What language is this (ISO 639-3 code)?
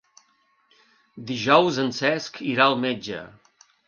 cat